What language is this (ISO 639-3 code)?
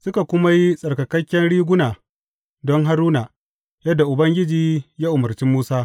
hau